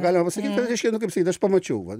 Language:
Lithuanian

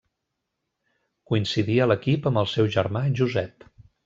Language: Catalan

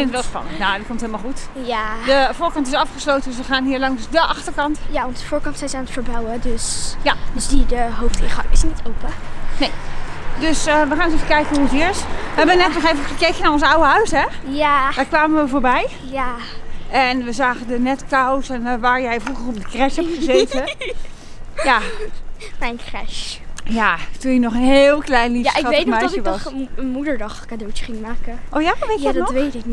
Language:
Dutch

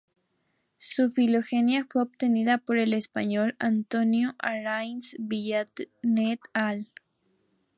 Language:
Spanish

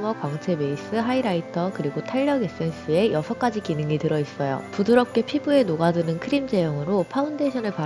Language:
Korean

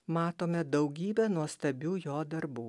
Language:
Lithuanian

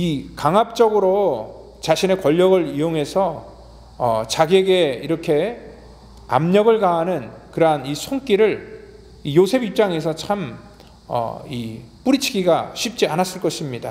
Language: Korean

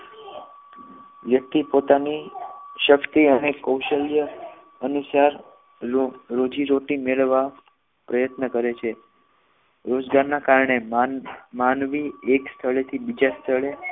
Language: Gujarati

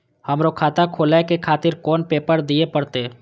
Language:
Maithili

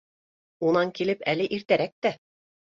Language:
Bashkir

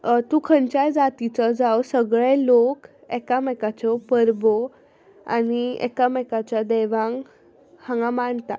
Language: Konkani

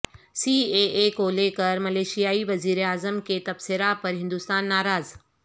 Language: Urdu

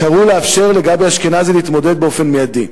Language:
Hebrew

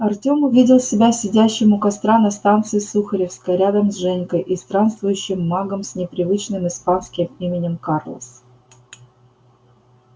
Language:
Russian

